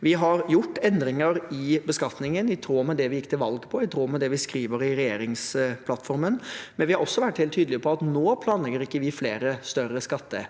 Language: Norwegian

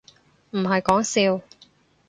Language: Cantonese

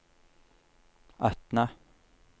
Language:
Norwegian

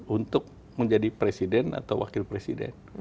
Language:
Indonesian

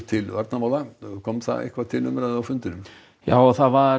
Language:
Icelandic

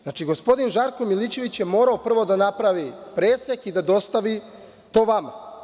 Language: Serbian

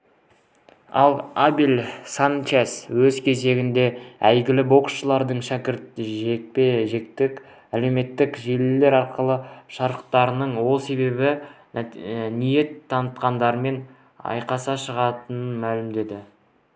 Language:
Kazakh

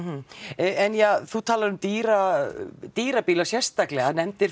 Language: Icelandic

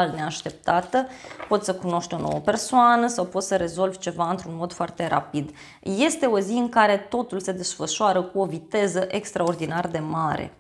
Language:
Romanian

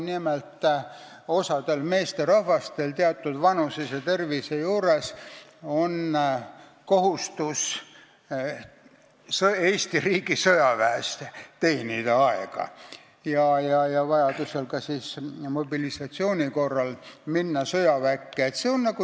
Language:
Estonian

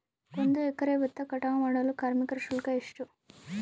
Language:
Kannada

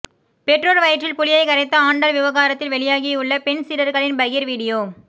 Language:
Tamil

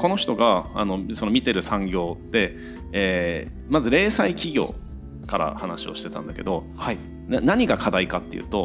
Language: Japanese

